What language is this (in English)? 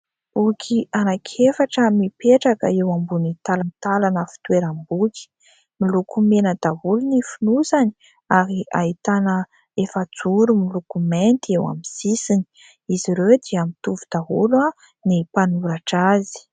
Malagasy